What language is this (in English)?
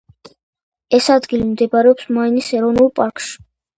Georgian